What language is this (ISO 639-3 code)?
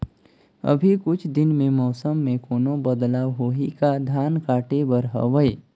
hne